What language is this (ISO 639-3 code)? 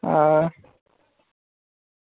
doi